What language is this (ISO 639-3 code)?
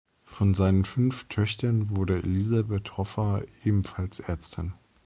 deu